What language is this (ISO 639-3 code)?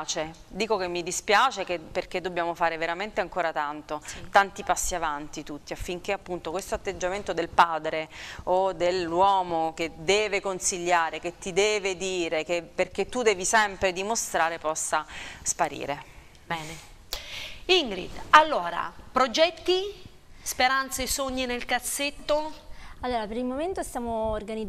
ita